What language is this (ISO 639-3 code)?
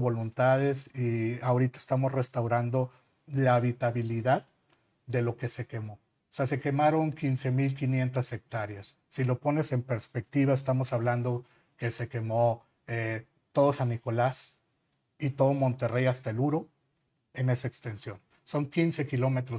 spa